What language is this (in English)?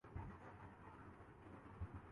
Urdu